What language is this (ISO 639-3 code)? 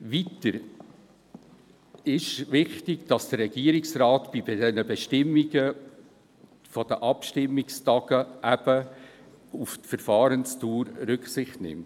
gsw